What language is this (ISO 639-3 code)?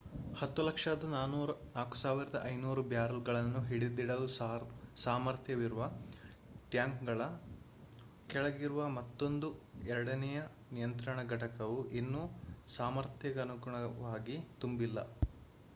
kan